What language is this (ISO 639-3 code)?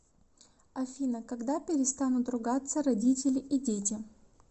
rus